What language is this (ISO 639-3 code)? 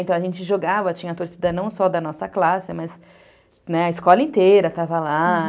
por